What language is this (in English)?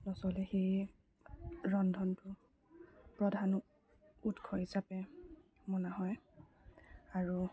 Assamese